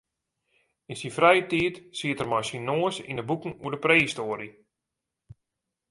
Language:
Western Frisian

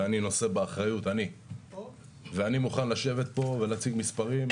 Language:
Hebrew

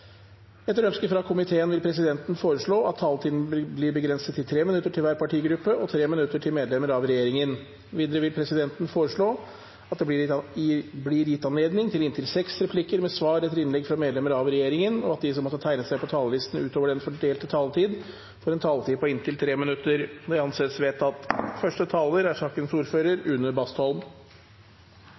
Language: Norwegian Bokmål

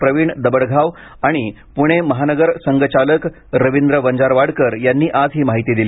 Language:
Marathi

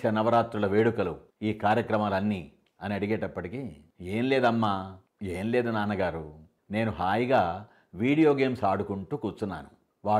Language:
Telugu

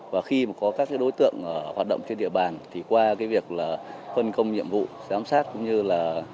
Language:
Vietnamese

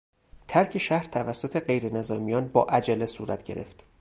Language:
Persian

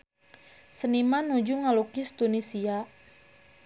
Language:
Sundanese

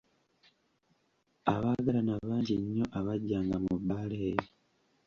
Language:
Ganda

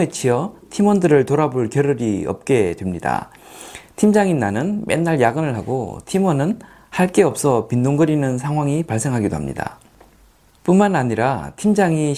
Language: Korean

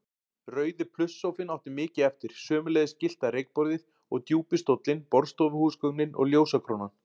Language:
Icelandic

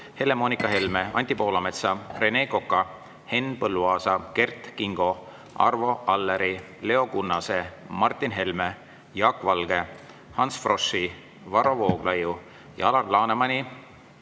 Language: Estonian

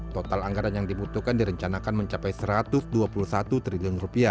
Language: Indonesian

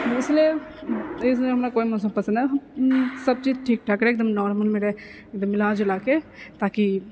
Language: Maithili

